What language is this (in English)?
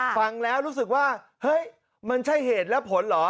Thai